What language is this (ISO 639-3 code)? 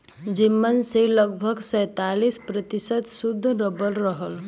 bho